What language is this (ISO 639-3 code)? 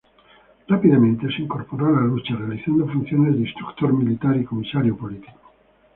spa